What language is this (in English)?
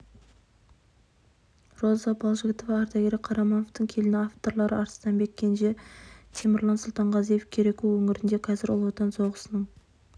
Kazakh